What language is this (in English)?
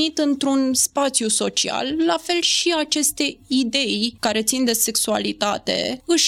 Romanian